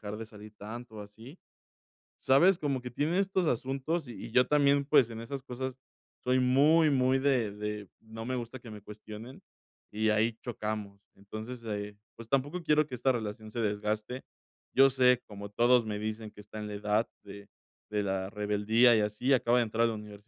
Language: Spanish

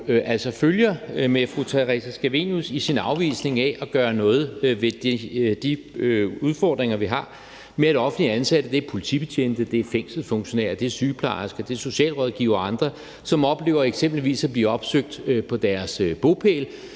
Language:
Danish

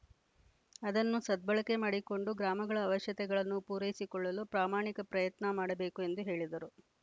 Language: Kannada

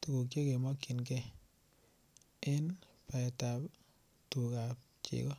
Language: Kalenjin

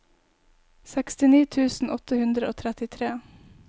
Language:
Norwegian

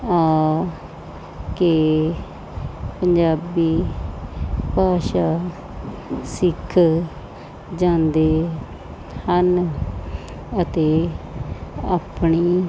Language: Punjabi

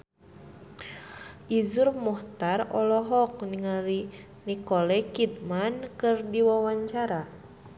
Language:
Sundanese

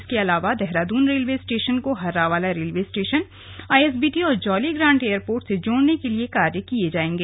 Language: Hindi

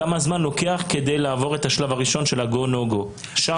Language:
Hebrew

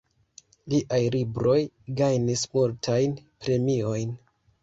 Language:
Esperanto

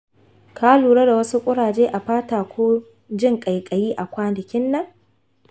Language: Hausa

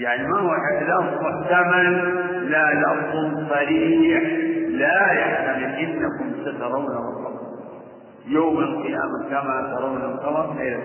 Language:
Arabic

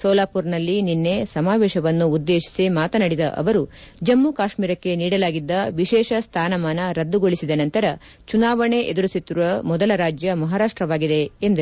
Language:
Kannada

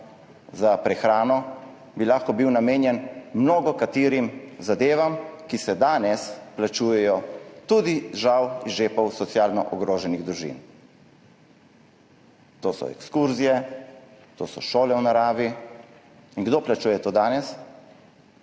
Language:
Slovenian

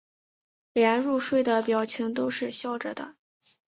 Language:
Chinese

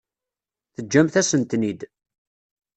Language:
Kabyle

